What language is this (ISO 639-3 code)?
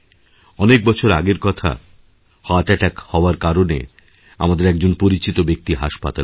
ben